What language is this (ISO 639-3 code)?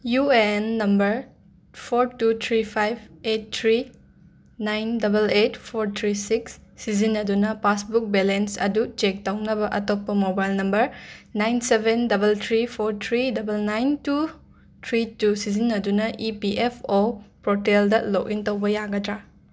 mni